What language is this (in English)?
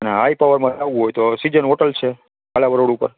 Gujarati